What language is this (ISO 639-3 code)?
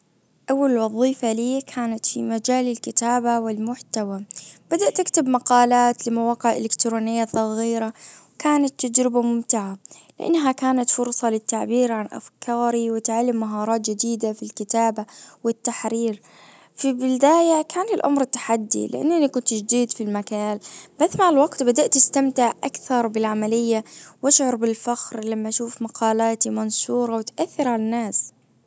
ars